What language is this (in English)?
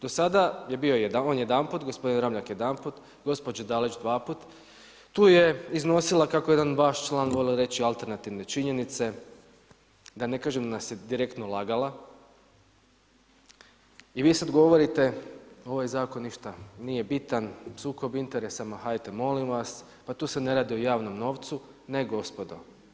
Croatian